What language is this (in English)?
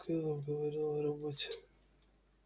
Russian